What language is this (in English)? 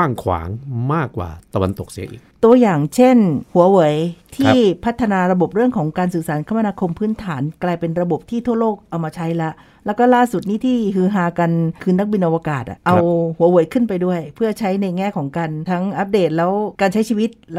Thai